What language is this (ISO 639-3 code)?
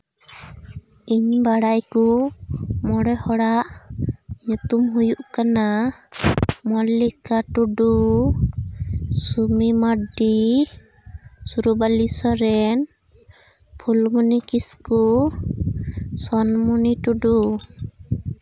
sat